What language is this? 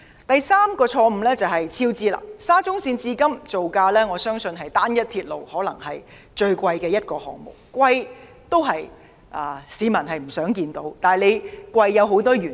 Cantonese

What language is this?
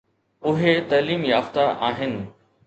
Sindhi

